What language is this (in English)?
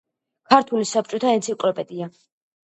Georgian